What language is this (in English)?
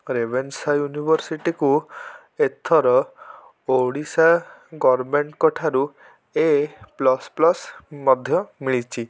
Odia